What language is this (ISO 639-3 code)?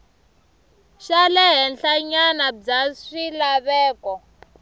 tso